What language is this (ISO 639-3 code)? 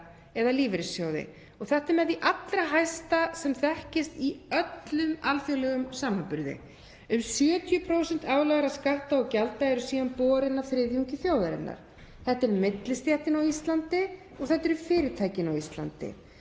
isl